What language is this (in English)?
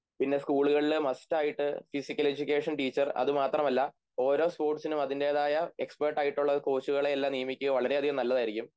Malayalam